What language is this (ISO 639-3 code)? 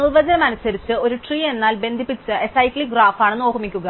mal